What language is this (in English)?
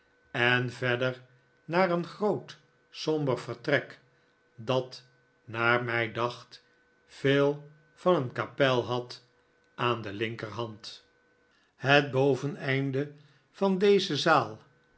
Dutch